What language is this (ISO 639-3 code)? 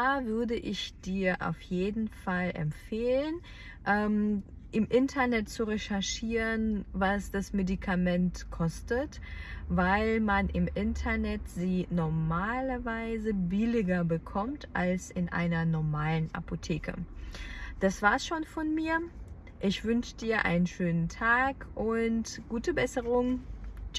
deu